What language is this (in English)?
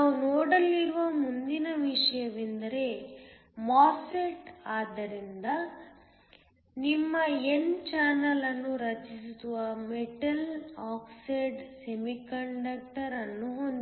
Kannada